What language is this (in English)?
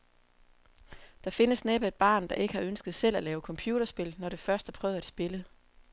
Danish